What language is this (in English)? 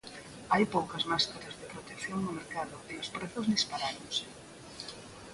Galician